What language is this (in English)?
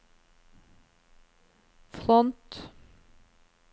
Norwegian